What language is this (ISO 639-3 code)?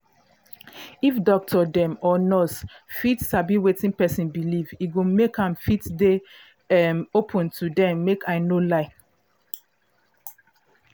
pcm